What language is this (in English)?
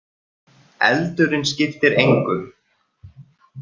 Icelandic